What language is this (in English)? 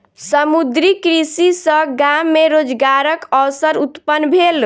Maithili